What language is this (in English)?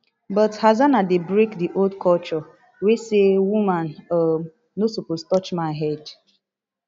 Nigerian Pidgin